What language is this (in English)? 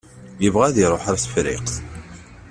Kabyle